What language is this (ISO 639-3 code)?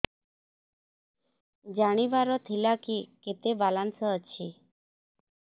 ori